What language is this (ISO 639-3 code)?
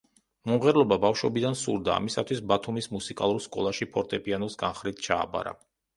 kat